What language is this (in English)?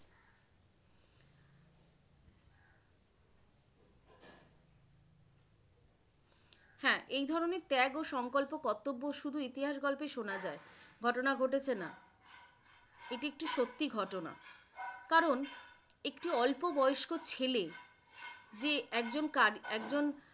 Bangla